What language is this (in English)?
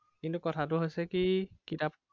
Assamese